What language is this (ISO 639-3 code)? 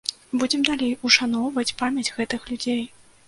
bel